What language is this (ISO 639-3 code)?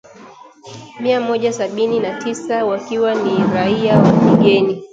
swa